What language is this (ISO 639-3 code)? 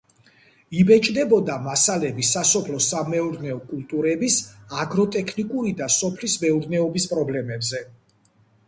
kat